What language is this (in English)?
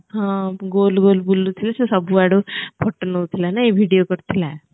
Odia